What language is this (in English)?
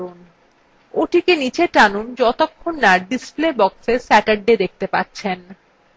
Bangla